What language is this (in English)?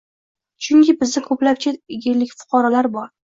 Uzbek